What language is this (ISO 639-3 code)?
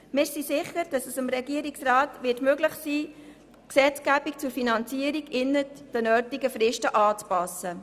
gsw